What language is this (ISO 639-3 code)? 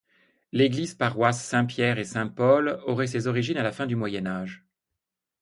fra